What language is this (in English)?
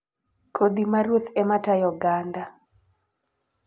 Luo (Kenya and Tanzania)